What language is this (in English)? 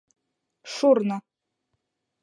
Mari